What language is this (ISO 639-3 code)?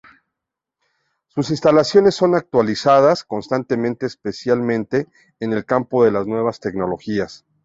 spa